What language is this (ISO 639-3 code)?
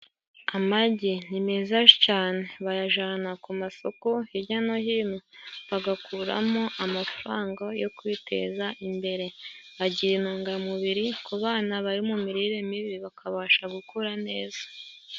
kin